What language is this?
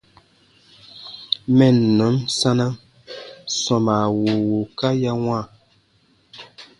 Baatonum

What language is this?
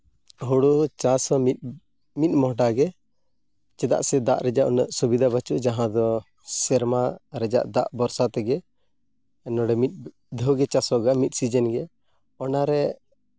Santali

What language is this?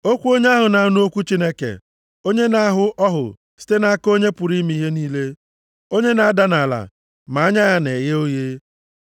Igbo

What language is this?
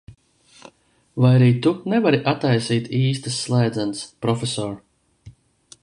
Latvian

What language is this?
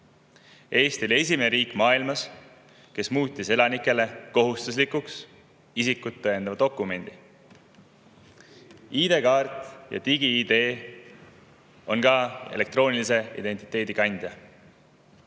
Estonian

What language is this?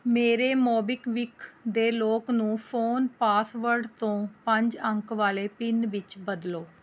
Punjabi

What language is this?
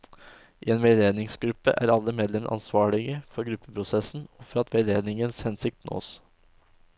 Norwegian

